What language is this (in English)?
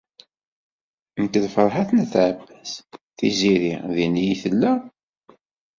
Kabyle